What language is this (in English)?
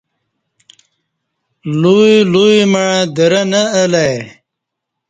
Kati